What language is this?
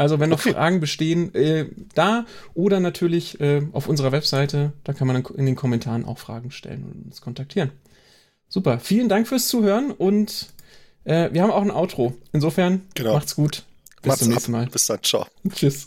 German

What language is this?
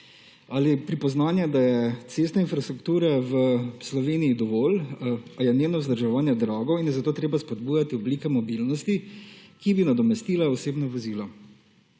Slovenian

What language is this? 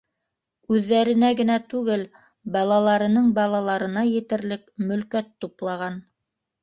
Bashkir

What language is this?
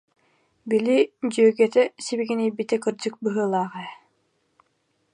Yakut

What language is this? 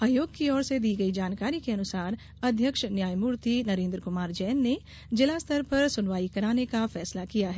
Hindi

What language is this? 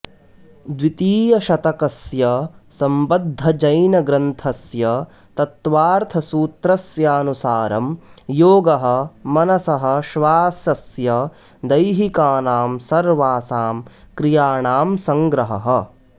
Sanskrit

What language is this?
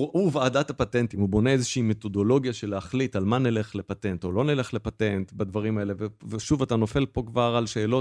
Hebrew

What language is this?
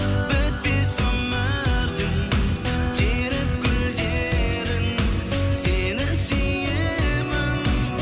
Kazakh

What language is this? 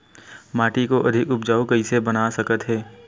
Chhattisgarhi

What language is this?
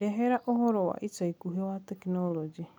Kikuyu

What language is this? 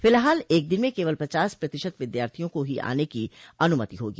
Hindi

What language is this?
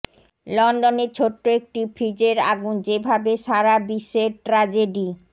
Bangla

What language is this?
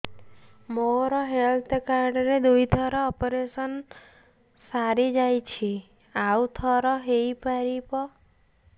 Odia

